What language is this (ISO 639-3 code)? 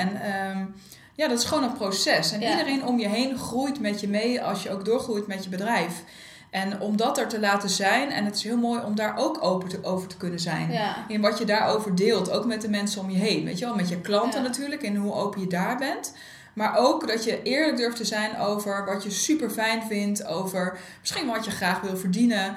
nld